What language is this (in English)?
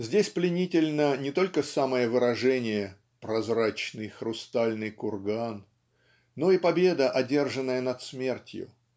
Russian